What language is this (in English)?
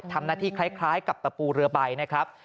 Thai